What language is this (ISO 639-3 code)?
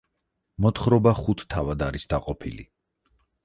kat